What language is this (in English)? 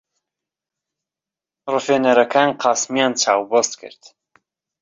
Central Kurdish